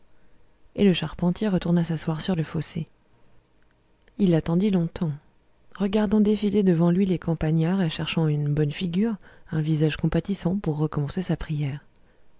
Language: French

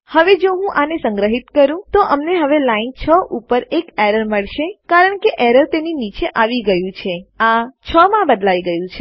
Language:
Gujarati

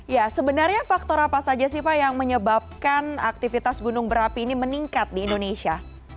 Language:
Indonesian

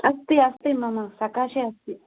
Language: Sanskrit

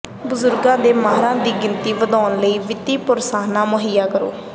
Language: Punjabi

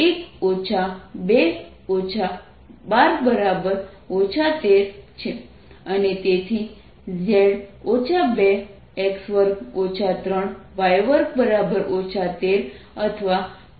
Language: Gujarati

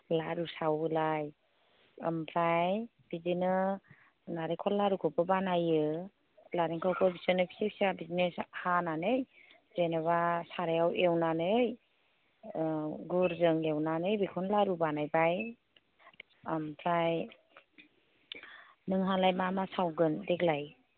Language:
Bodo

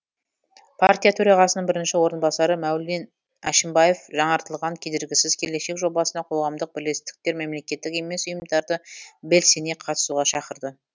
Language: Kazakh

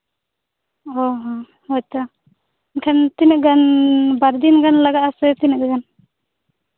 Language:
Santali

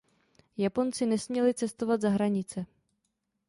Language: Czech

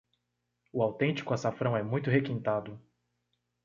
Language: Portuguese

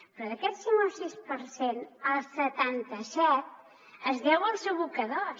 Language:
Catalan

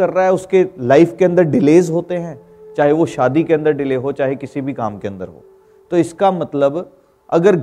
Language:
Hindi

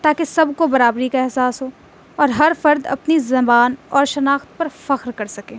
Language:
Urdu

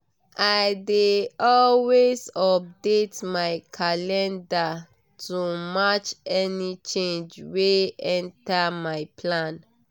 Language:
Nigerian Pidgin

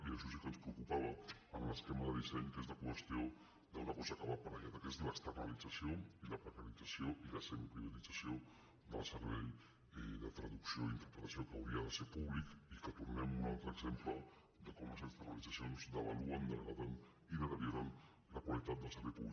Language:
Catalan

